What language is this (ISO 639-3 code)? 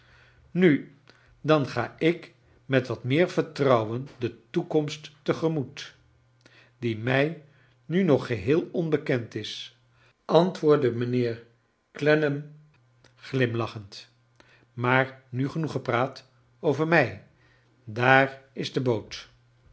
nld